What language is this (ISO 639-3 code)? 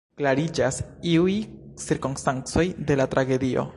epo